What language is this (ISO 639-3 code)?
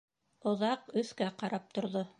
bak